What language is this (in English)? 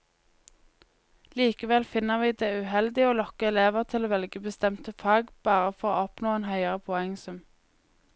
Norwegian